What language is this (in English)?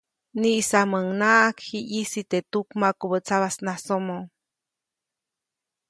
Copainalá Zoque